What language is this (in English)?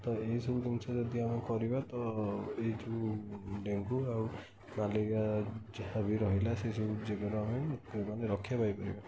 Odia